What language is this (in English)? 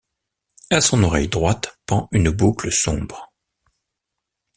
French